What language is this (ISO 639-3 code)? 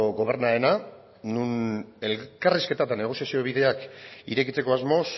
eus